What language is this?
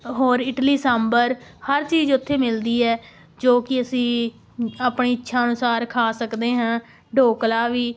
Punjabi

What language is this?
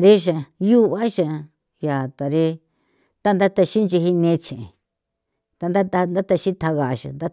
San Felipe Otlaltepec Popoloca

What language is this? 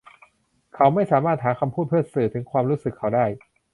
Thai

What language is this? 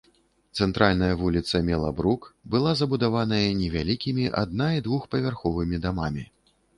Belarusian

